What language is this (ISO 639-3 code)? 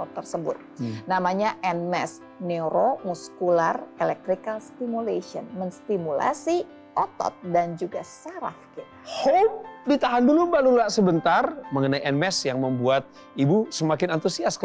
ind